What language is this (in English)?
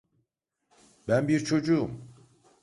Turkish